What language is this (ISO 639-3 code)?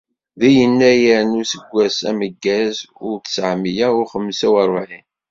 kab